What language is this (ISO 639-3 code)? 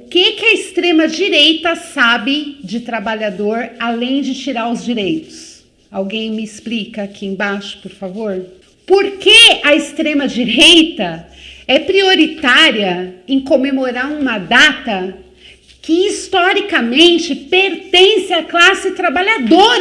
por